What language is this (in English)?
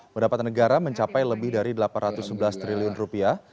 Indonesian